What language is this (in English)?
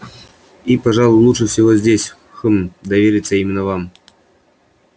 Russian